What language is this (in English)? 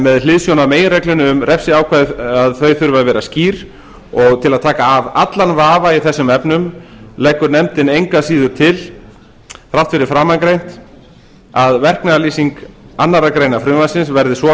Icelandic